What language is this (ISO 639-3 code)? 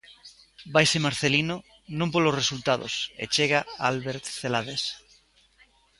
glg